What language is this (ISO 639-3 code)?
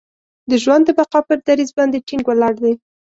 pus